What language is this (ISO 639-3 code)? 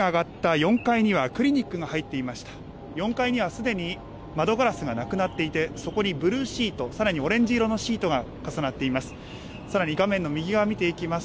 jpn